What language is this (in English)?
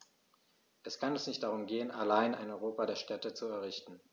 German